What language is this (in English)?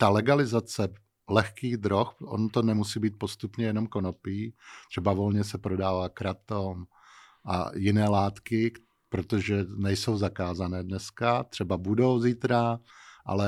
Czech